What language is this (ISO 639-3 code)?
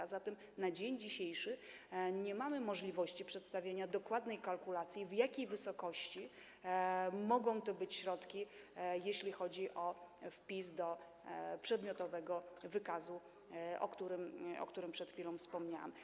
pol